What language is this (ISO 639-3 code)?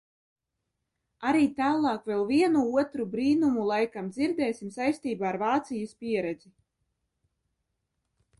lav